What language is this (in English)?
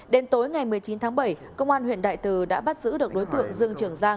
Vietnamese